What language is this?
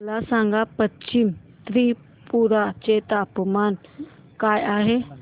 Marathi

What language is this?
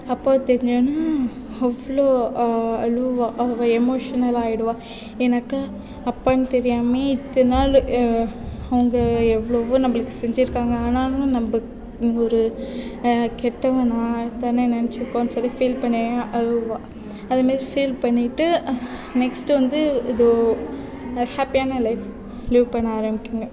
Tamil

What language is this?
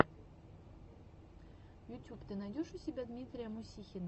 Russian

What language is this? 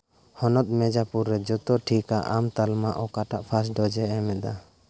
Santali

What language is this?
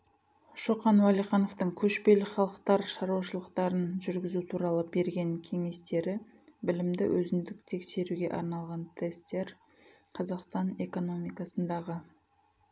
Kazakh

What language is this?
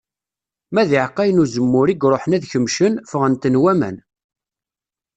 Kabyle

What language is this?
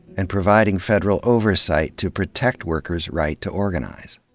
English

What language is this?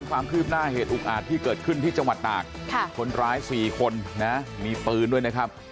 Thai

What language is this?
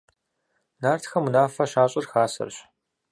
Kabardian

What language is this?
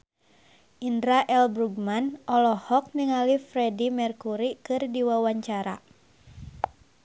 Sundanese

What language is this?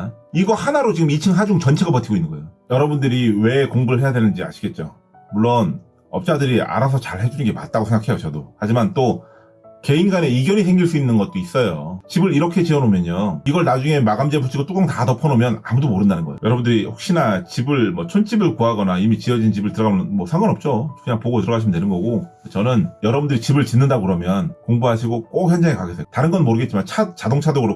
Korean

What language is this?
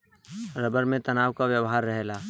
Bhojpuri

